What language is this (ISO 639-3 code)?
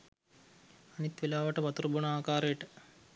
sin